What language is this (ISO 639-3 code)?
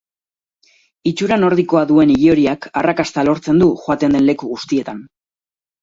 eus